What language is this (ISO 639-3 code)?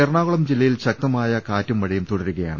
mal